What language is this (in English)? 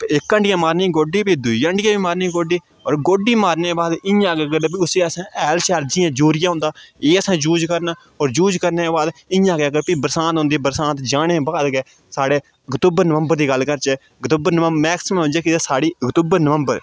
Dogri